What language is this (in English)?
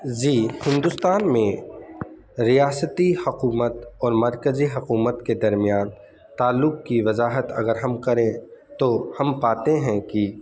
Urdu